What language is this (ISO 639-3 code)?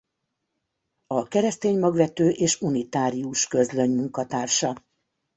hun